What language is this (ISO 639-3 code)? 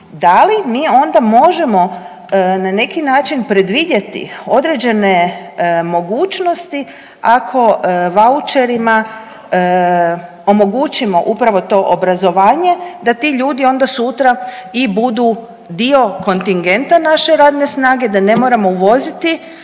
hrv